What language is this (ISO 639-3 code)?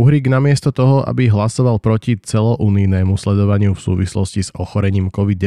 slk